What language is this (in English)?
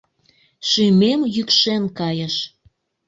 Mari